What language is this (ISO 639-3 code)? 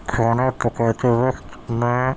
urd